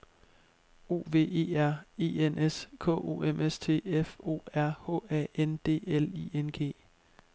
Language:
Danish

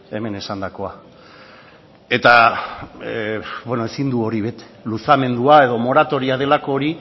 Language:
Basque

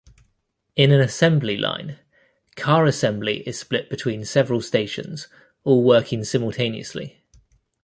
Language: English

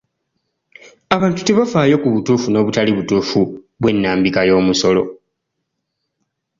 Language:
Ganda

